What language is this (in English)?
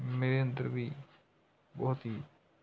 Punjabi